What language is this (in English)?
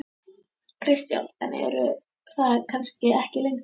Icelandic